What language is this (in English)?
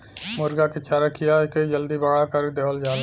Bhojpuri